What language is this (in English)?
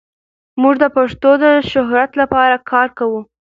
Pashto